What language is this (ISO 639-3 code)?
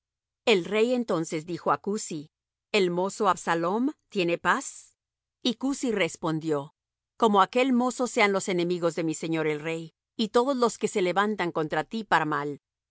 spa